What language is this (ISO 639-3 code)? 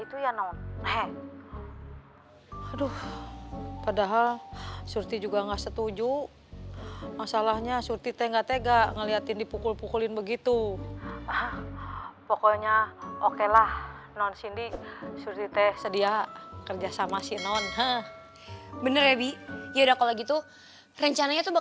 ind